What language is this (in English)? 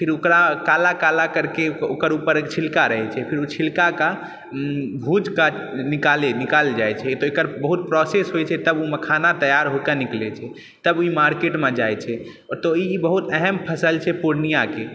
Maithili